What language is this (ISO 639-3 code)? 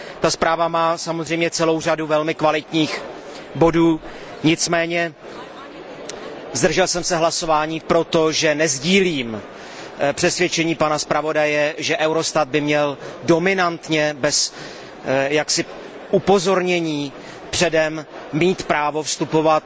ces